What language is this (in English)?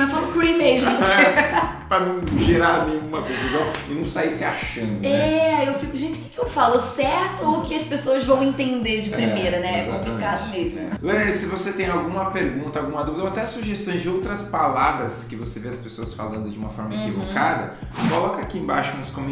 Portuguese